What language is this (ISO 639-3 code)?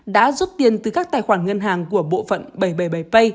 vie